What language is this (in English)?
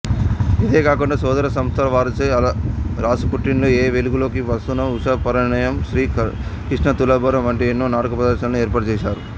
Telugu